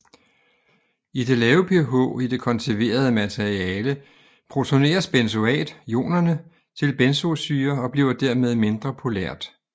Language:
Danish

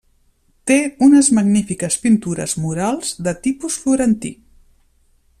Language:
Catalan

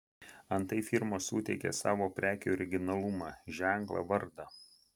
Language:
Lithuanian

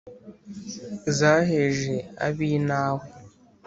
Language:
Kinyarwanda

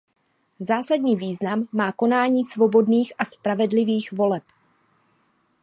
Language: Czech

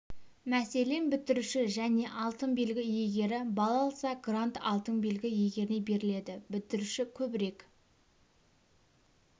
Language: Kazakh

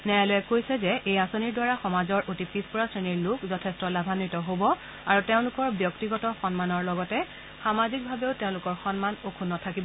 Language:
Assamese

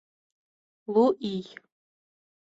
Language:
Mari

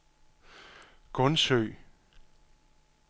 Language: Danish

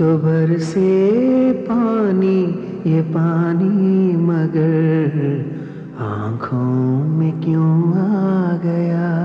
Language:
Hindi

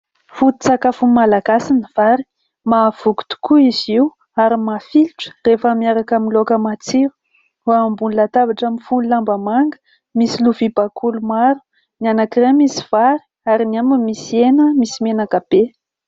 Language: Malagasy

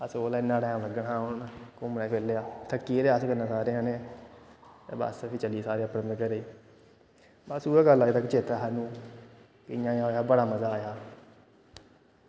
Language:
Dogri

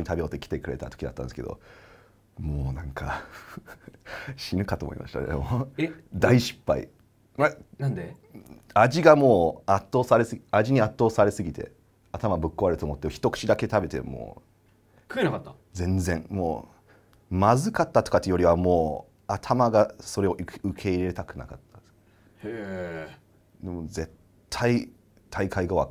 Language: Japanese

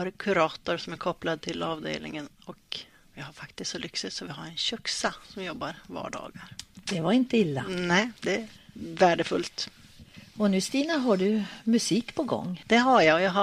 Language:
Swedish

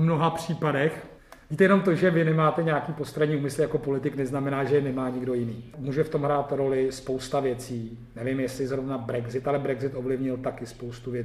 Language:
Czech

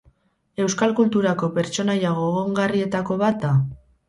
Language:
Basque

